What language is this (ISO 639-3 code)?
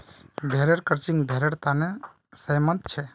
mag